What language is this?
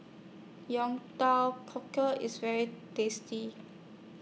English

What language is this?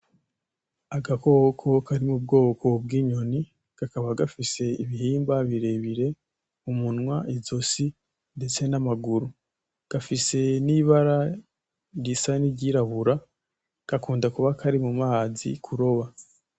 Rundi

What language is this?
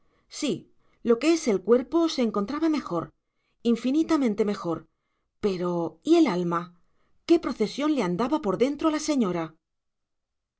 Spanish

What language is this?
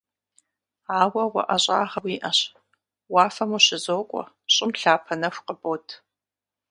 Kabardian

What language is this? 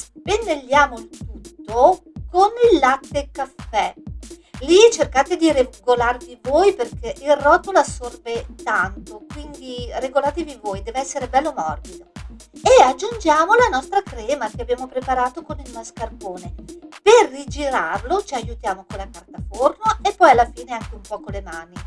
Italian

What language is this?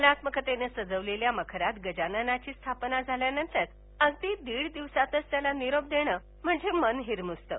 Marathi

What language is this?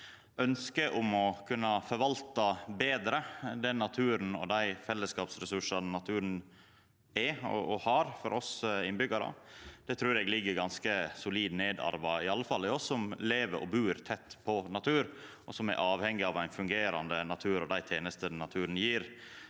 Norwegian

